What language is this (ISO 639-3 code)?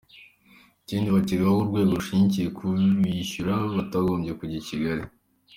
kin